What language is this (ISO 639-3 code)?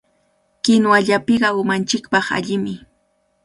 qvl